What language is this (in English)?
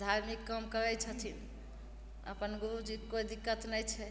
Maithili